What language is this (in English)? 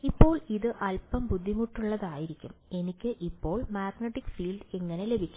Malayalam